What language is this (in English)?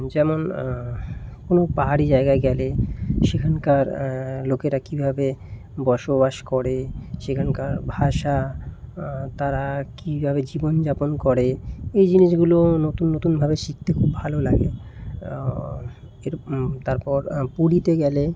Bangla